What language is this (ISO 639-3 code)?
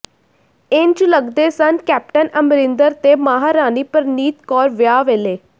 pan